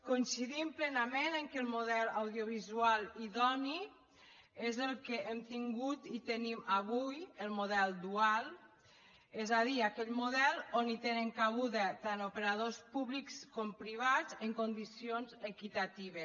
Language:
Catalan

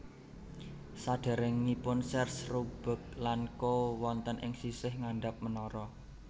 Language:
Javanese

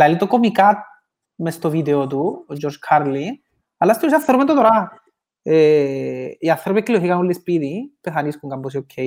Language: Greek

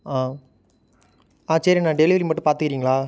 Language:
Tamil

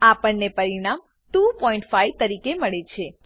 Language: Gujarati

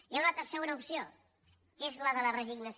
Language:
Catalan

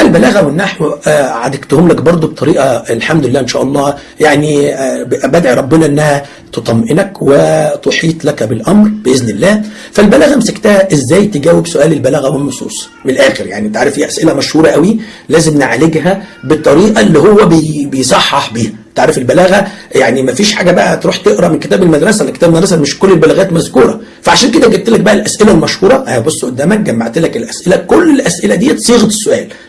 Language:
Arabic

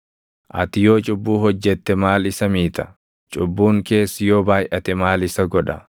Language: Oromo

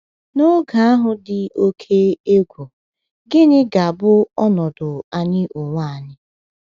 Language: Igbo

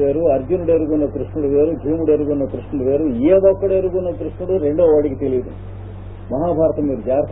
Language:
Hindi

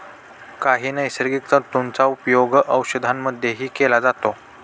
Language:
Marathi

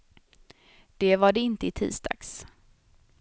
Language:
Swedish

